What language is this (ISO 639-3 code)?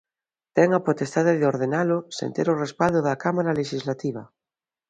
glg